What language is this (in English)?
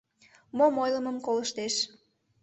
Mari